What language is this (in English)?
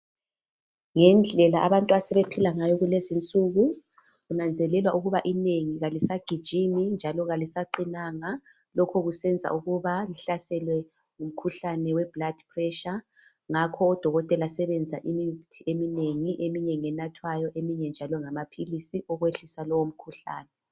North Ndebele